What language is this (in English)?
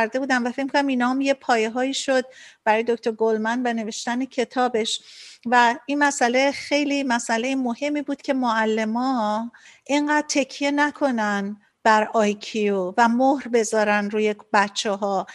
Persian